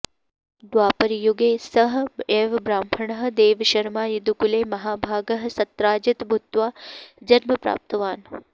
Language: Sanskrit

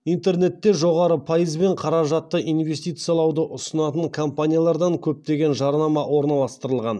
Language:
Kazakh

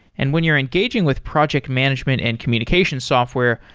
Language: English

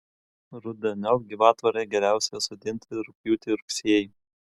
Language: Lithuanian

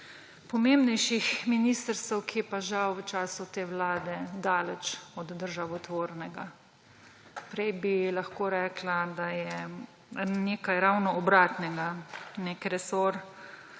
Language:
Slovenian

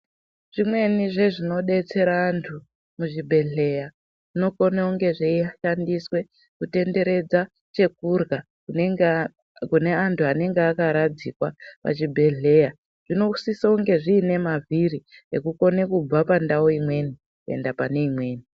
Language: Ndau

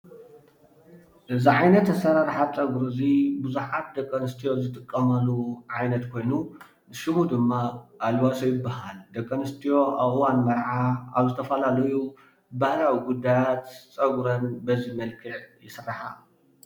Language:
Tigrinya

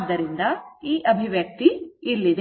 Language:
Kannada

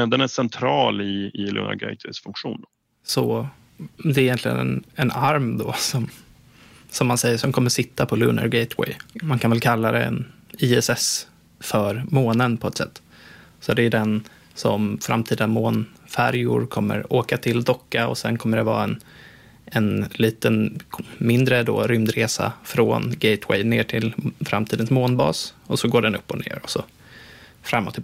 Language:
Swedish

